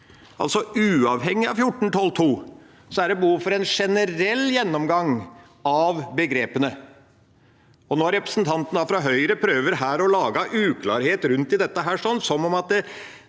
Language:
Norwegian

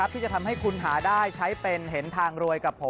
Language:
Thai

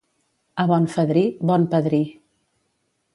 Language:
Catalan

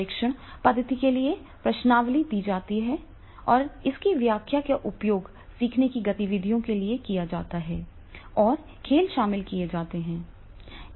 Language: Hindi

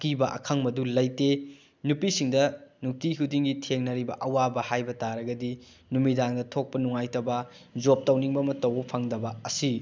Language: Manipuri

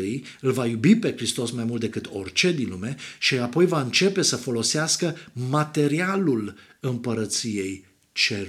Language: Romanian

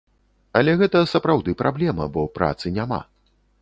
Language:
Belarusian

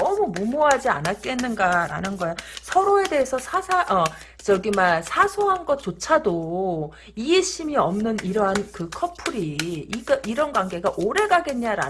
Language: Korean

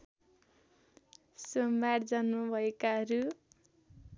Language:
Nepali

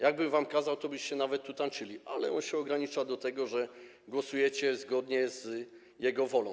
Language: Polish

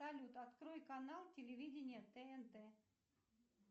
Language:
Russian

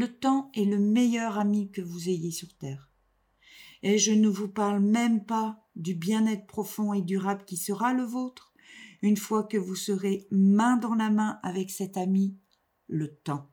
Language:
French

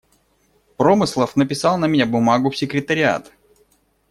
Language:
Russian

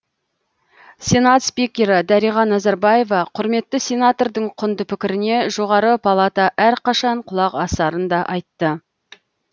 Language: Kazakh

